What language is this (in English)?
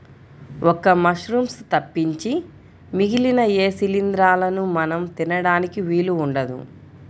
Telugu